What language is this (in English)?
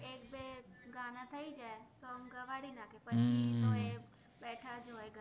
Gujarati